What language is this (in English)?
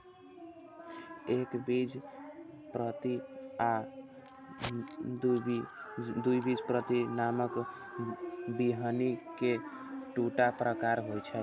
Maithili